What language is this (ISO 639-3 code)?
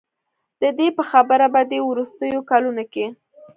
pus